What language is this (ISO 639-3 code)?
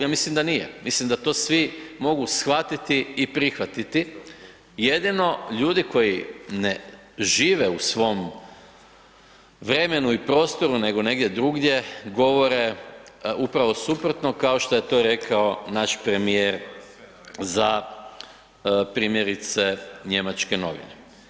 hrv